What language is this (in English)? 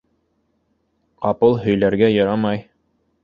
Bashkir